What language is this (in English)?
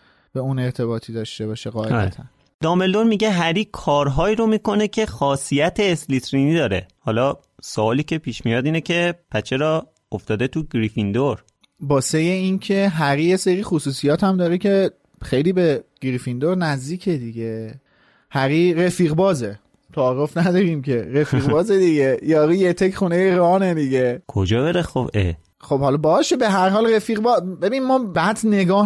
Persian